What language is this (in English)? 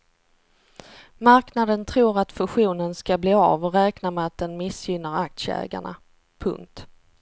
Swedish